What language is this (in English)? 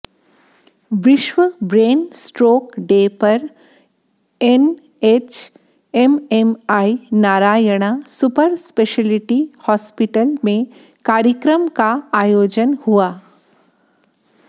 Hindi